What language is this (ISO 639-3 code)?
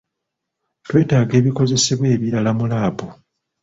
lug